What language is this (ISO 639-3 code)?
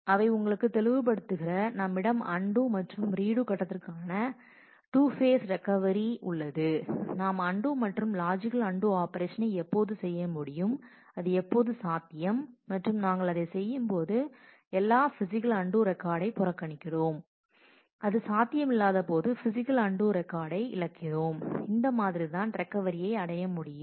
tam